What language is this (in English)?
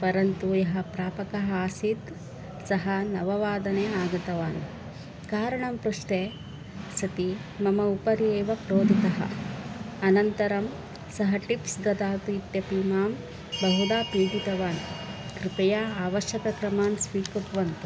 Sanskrit